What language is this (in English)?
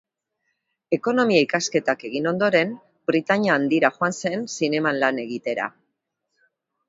Basque